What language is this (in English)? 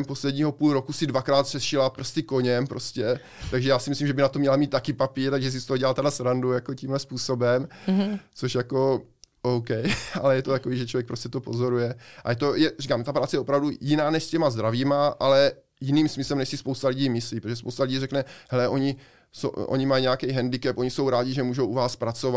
Czech